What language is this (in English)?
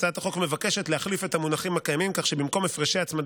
Hebrew